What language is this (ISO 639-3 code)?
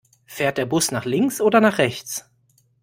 deu